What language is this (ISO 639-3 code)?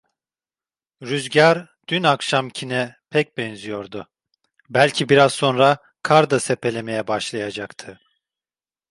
tur